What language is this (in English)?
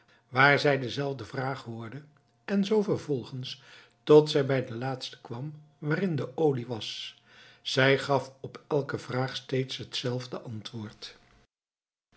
Dutch